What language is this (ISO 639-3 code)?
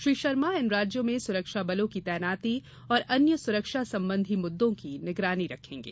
hin